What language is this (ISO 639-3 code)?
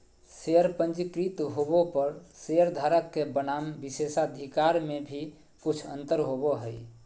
mag